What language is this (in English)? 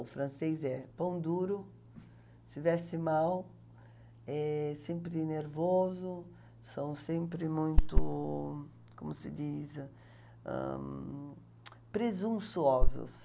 Portuguese